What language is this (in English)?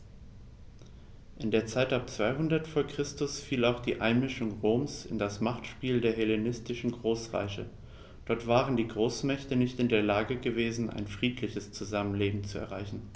German